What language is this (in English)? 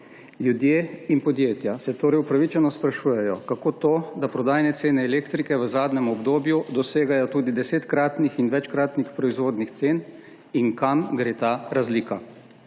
Slovenian